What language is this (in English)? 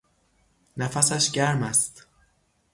Persian